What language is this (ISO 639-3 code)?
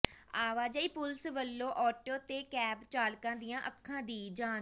pan